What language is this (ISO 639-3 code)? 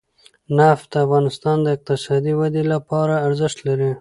pus